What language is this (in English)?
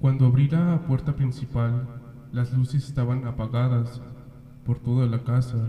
Spanish